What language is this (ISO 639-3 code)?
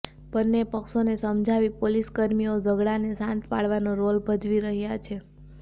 guj